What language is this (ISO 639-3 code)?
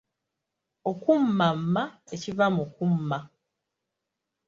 lug